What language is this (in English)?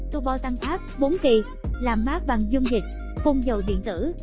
Vietnamese